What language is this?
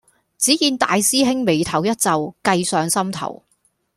Cantonese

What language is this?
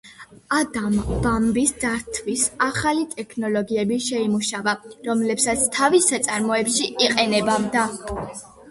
Georgian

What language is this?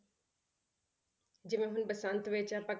Punjabi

